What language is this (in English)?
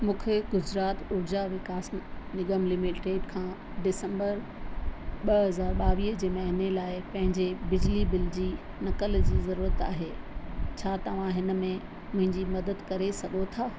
Sindhi